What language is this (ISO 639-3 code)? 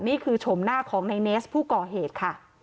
tha